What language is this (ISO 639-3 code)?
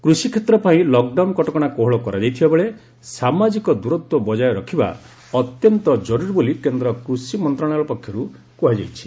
ori